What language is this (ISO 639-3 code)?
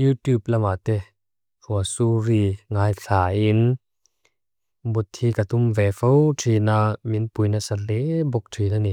lus